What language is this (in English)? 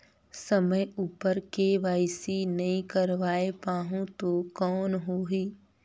Chhattisgarhi